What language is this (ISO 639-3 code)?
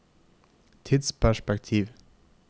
nor